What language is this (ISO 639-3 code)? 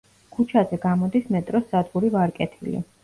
kat